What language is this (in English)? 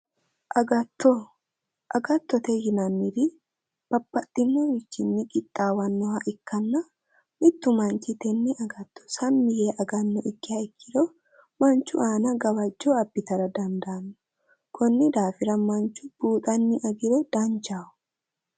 Sidamo